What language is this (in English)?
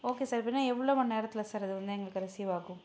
Tamil